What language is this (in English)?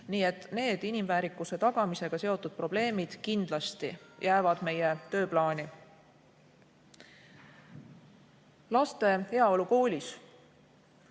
Estonian